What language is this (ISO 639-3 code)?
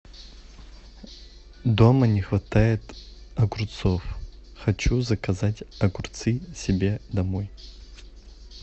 rus